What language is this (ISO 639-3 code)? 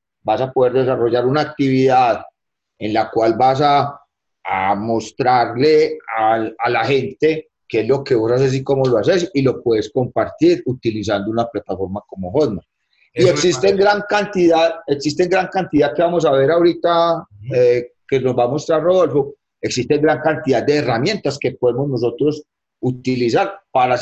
spa